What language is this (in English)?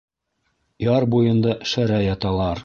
Bashkir